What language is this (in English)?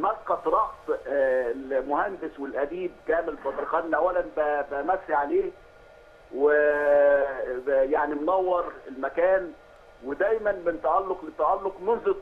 Arabic